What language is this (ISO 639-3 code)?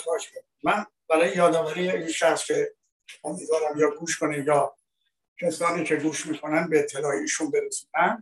fas